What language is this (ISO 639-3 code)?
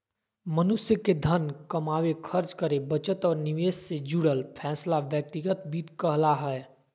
mag